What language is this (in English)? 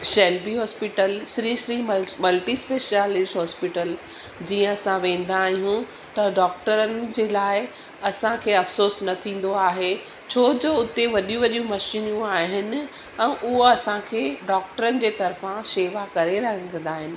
Sindhi